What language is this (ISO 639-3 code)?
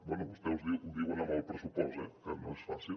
cat